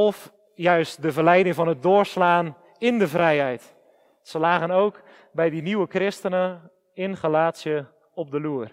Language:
Dutch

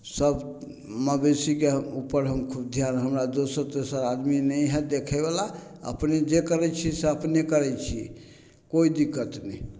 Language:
Maithili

